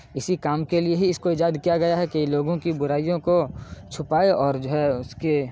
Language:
Urdu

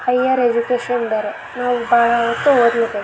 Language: Kannada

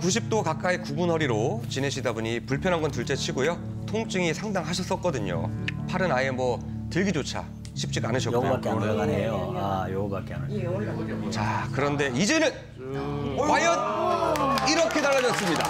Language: Korean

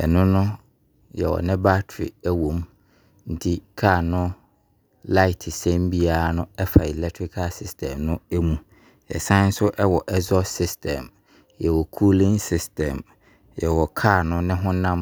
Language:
Abron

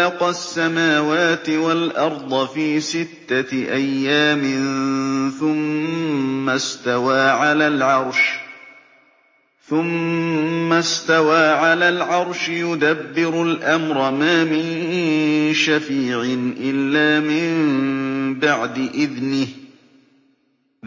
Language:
Arabic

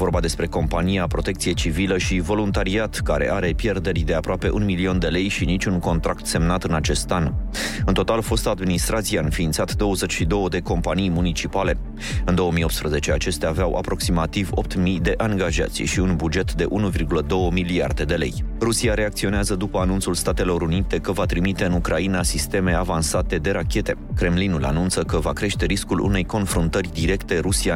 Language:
Romanian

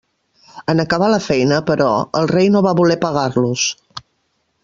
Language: Catalan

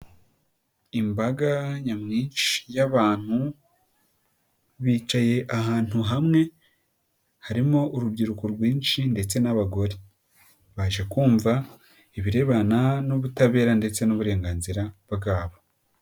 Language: Kinyarwanda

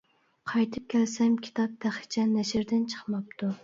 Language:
Uyghur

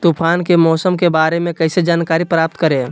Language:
Magahi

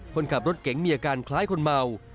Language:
Thai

